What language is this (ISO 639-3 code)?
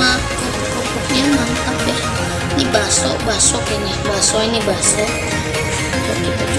ind